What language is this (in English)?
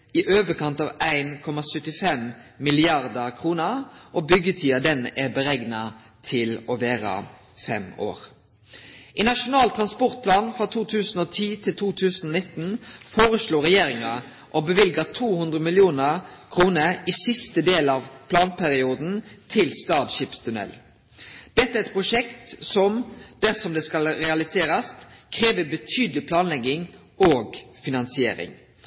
Norwegian Nynorsk